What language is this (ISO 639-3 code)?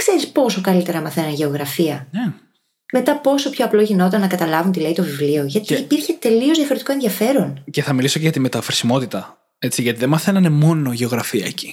ell